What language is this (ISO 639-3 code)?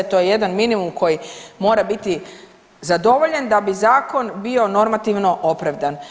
hrv